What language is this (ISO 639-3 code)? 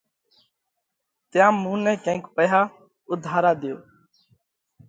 kvx